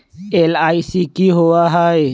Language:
Magahi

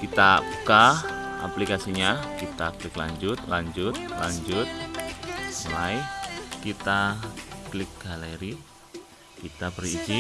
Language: Indonesian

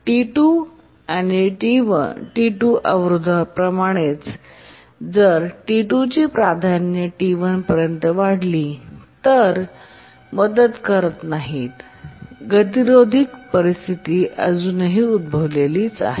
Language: Marathi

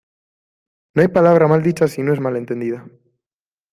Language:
Spanish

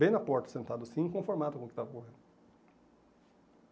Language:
Portuguese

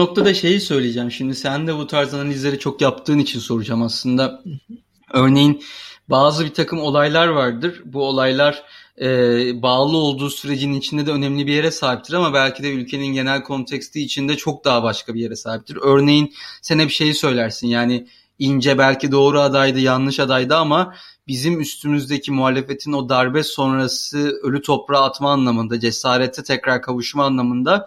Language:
Turkish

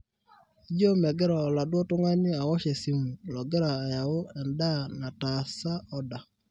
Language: Masai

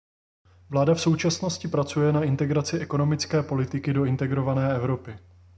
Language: Czech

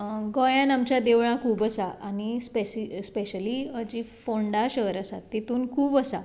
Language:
Konkani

